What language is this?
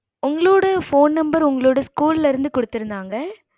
Tamil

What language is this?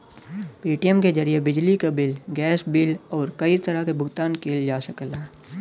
Bhojpuri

